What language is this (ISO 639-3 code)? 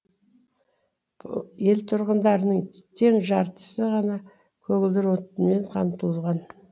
kaz